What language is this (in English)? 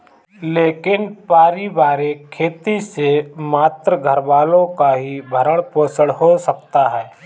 Hindi